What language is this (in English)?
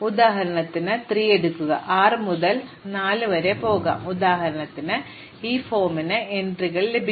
Malayalam